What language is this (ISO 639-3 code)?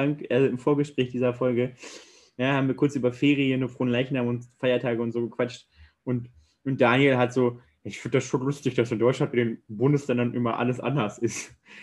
deu